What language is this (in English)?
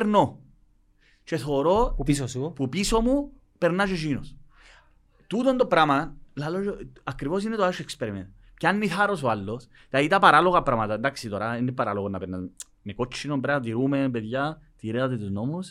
Greek